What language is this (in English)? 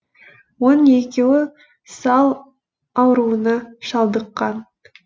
Kazakh